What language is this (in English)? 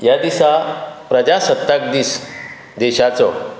Konkani